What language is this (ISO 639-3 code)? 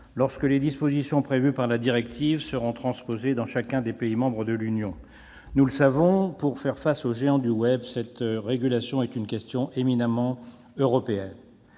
fra